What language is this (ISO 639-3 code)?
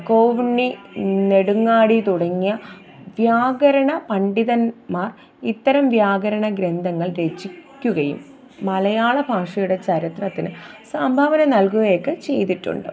mal